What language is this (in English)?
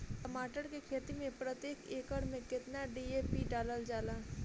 Bhojpuri